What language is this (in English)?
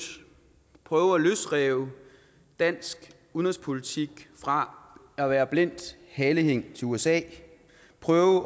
Danish